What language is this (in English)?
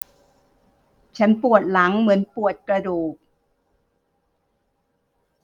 Thai